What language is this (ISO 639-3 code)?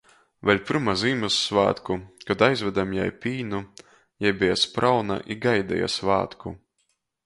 ltg